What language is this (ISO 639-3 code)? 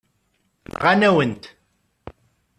kab